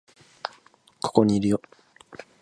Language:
Japanese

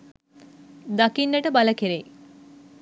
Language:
Sinhala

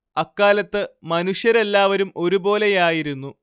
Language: Malayalam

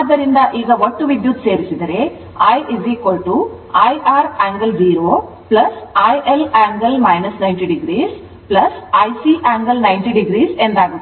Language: Kannada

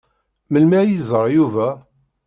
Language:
Kabyle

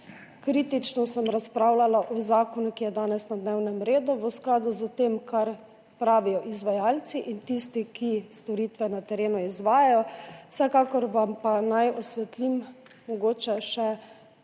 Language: Slovenian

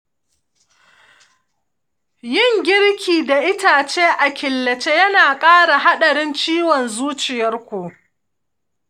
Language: Hausa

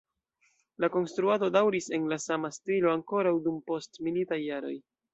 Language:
Esperanto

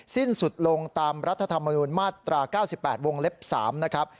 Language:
Thai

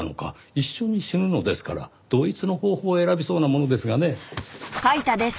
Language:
Japanese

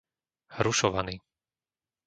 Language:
Slovak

